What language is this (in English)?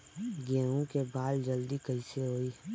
Bhojpuri